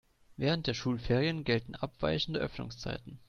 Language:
German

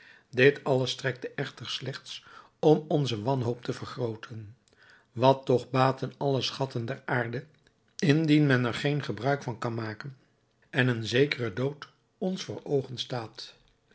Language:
Dutch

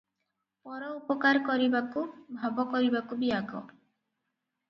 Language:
Odia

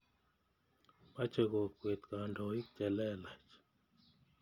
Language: Kalenjin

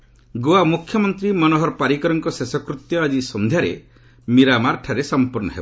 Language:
Odia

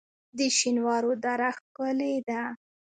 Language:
Pashto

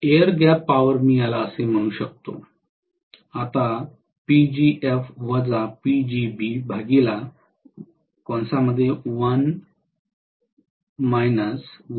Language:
Marathi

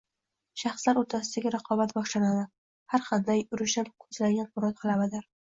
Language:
Uzbek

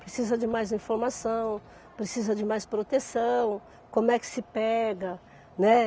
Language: Portuguese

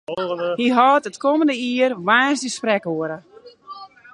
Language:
Western Frisian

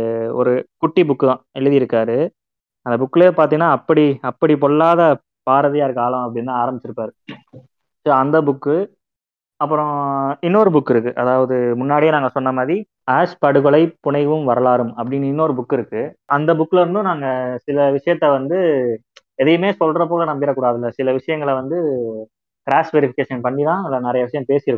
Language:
Tamil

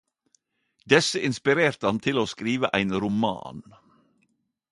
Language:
Norwegian Nynorsk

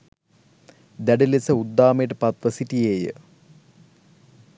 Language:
Sinhala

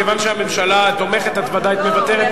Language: Hebrew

